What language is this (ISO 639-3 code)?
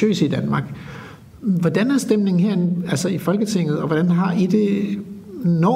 dan